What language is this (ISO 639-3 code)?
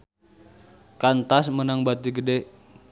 sun